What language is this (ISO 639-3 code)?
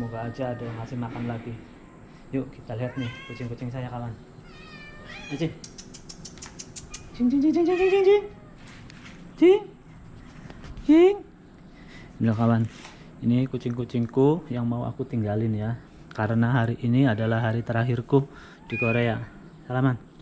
ind